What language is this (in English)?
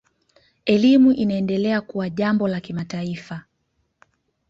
Swahili